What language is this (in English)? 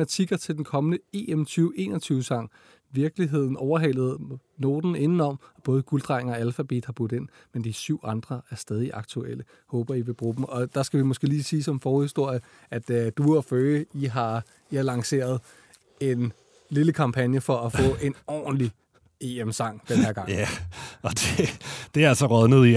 Danish